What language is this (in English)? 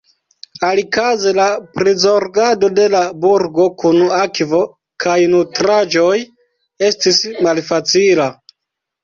Esperanto